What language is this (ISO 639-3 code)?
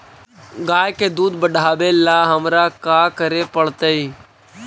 mag